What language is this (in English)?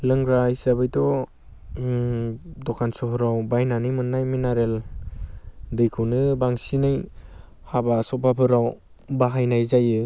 Bodo